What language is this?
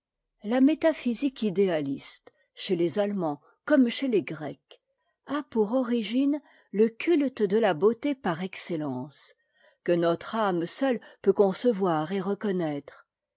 French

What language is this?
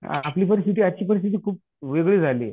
Marathi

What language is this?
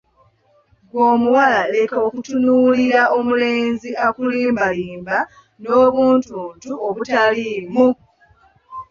Ganda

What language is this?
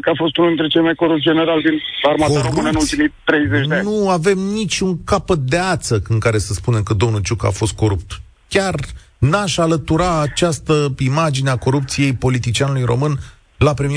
Romanian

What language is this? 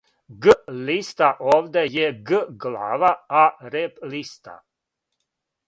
Serbian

